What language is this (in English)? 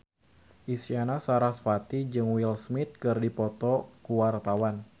Sundanese